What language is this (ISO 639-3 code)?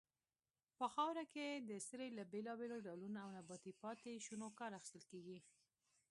pus